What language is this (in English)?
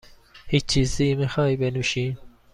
Persian